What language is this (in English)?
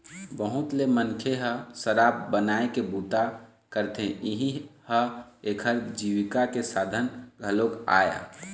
Chhattisgarhi